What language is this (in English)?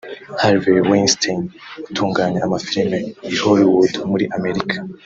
Kinyarwanda